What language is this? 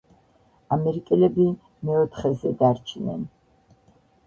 Georgian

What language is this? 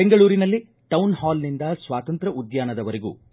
Kannada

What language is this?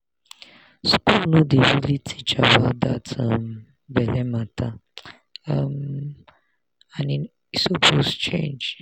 Nigerian Pidgin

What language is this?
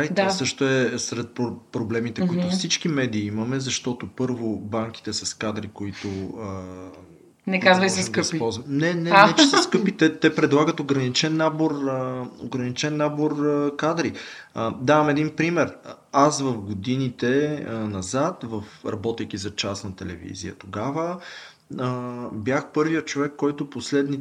Bulgarian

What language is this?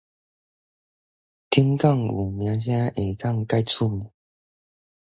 Min Nan Chinese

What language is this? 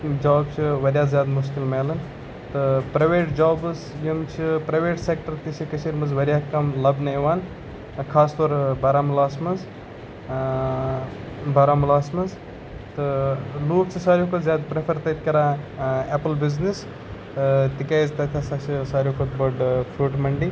Kashmiri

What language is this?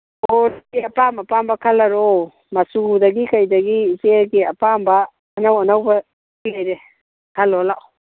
Manipuri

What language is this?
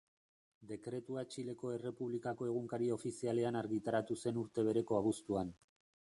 Basque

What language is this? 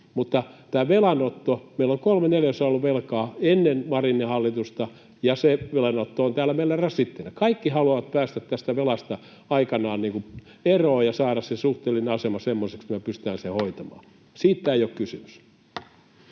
Finnish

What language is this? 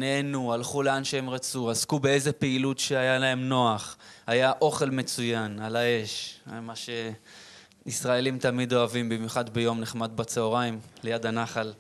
Hebrew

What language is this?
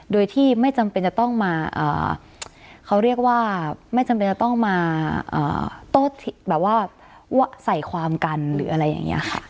Thai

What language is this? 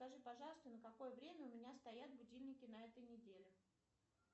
Russian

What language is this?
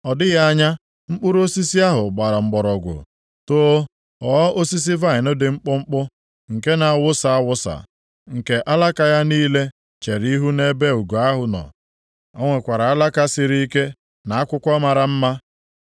Igbo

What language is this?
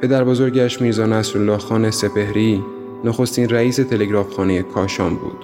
Persian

